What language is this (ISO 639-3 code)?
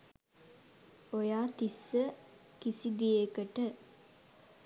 sin